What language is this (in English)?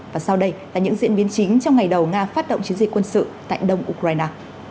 Vietnamese